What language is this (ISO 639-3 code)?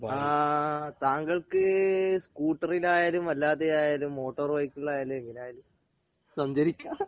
mal